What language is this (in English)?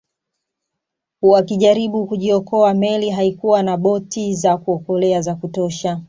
Swahili